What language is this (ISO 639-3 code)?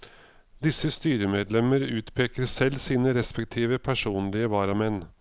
nor